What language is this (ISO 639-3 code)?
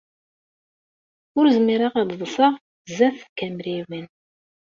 kab